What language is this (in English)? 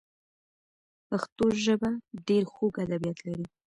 Pashto